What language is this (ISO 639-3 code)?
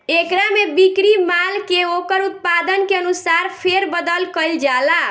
bho